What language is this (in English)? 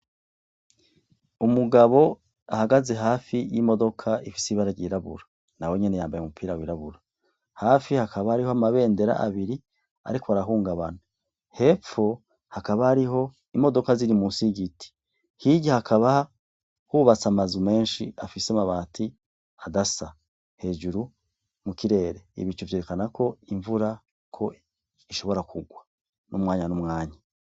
Rundi